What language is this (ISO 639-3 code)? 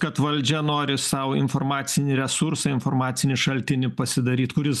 lit